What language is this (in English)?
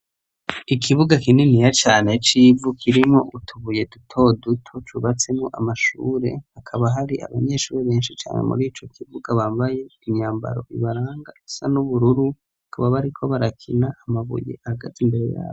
Rundi